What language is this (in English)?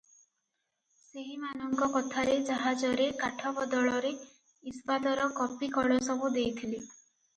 Odia